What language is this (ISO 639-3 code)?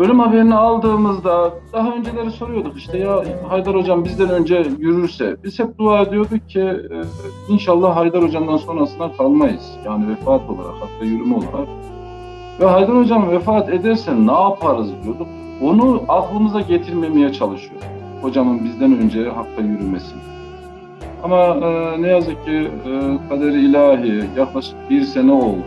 tur